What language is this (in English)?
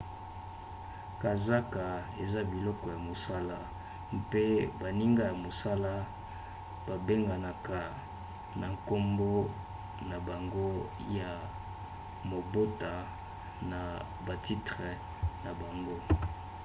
Lingala